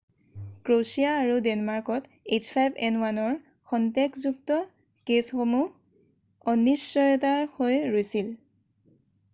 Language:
Assamese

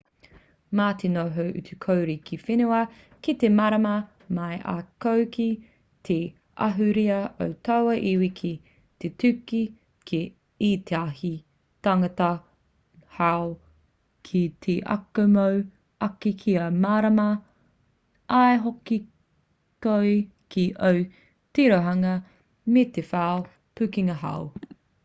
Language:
Māori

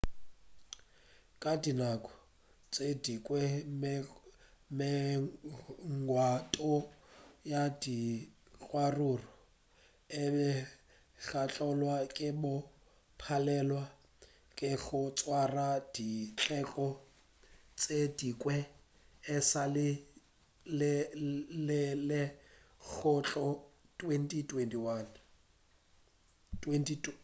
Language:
Northern Sotho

